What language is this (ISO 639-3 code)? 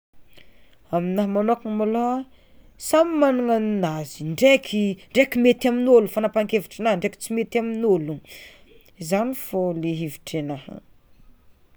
xmw